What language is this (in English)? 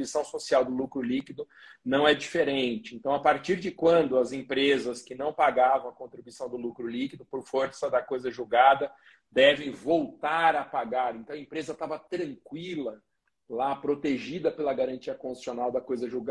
Portuguese